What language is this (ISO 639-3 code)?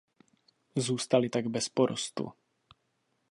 ces